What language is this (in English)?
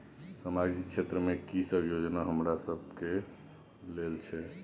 Maithili